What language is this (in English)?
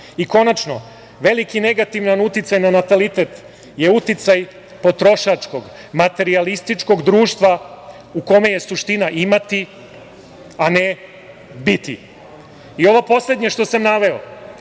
Serbian